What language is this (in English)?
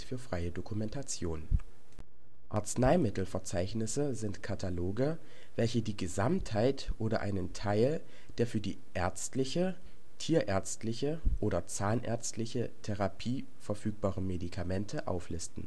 German